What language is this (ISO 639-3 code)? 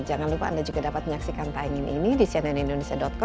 ind